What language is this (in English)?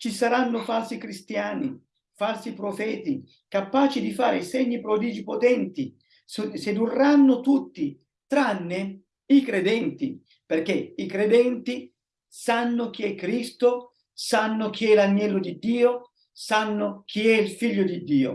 Italian